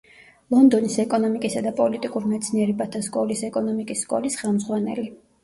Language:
Georgian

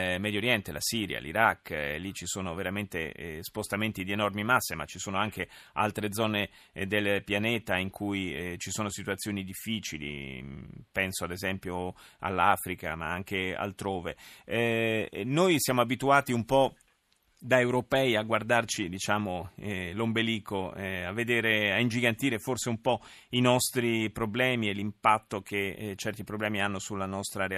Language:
Italian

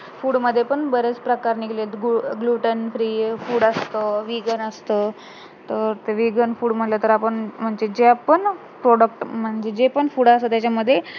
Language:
Marathi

